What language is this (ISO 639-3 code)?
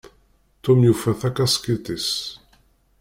kab